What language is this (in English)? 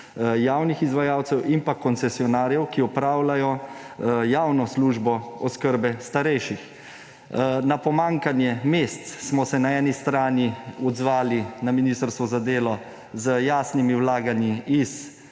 Slovenian